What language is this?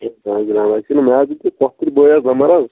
Kashmiri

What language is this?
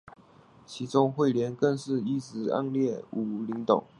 Chinese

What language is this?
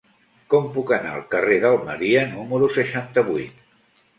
Catalan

